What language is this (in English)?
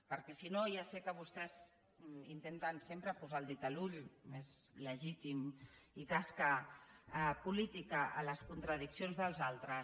Catalan